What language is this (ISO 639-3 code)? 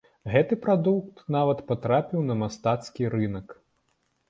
bel